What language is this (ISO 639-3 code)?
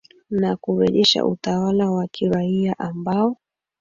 swa